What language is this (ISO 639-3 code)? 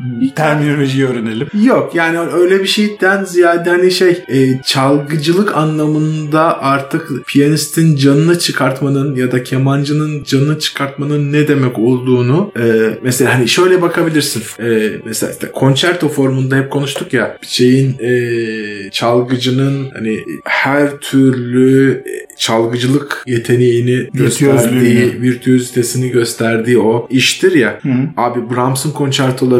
tur